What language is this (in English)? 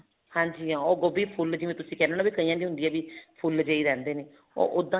Punjabi